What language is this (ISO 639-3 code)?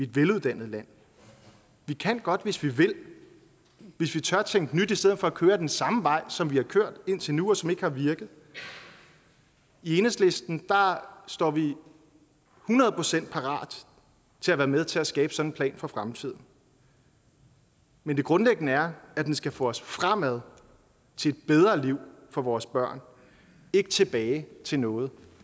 dan